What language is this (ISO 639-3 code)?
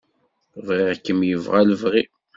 kab